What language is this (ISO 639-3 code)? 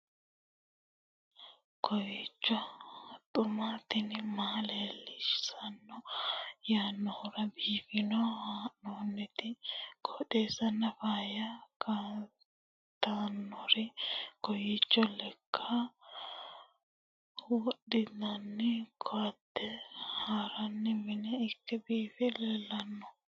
sid